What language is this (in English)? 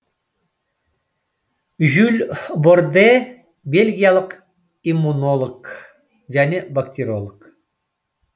Kazakh